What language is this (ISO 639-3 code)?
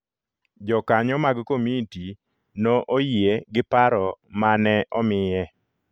luo